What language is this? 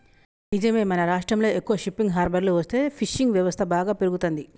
Telugu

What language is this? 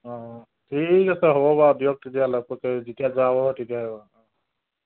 Assamese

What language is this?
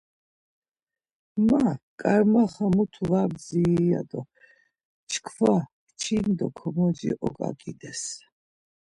Laz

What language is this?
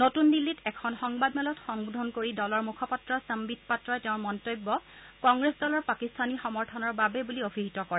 Assamese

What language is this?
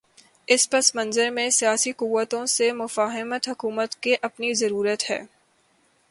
Urdu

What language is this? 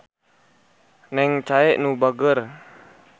Sundanese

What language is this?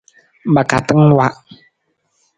Nawdm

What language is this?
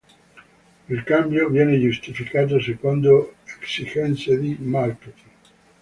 Italian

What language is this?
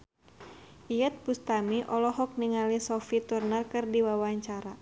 Sundanese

